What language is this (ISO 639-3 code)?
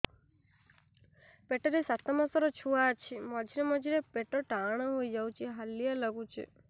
ori